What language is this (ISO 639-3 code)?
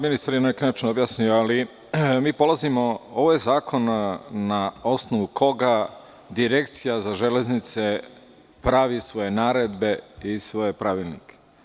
srp